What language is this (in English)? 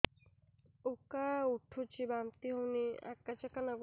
Odia